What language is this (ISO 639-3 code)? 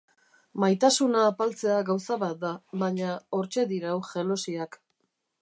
eus